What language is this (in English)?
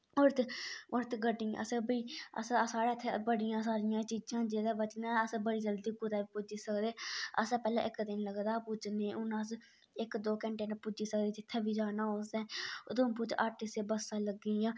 Dogri